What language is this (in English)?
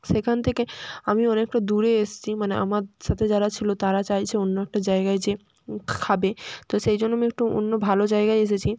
Bangla